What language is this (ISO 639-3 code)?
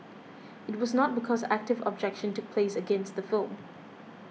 eng